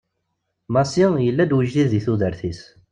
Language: Kabyle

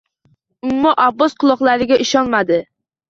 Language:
Uzbek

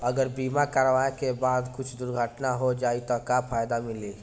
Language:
Bhojpuri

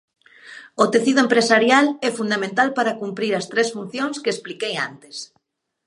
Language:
Galician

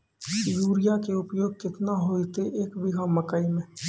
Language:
Maithili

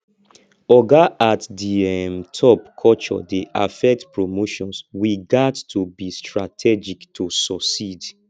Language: Nigerian Pidgin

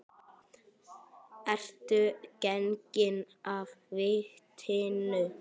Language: Icelandic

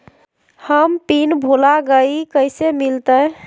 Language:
Magahi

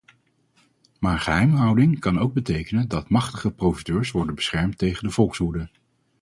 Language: Dutch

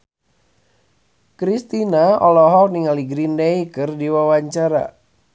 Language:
Sundanese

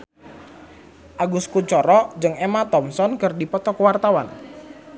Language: Sundanese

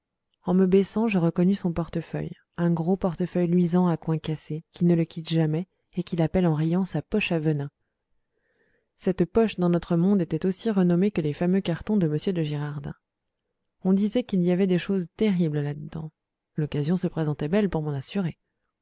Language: French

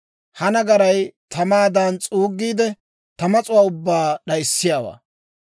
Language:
Dawro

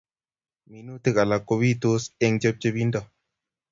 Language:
Kalenjin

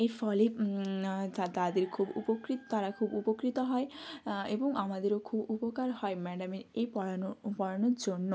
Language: Bangla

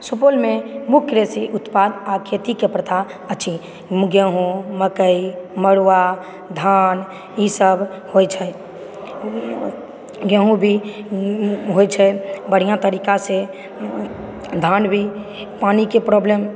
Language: Maithili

